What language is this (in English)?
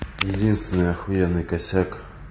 Russian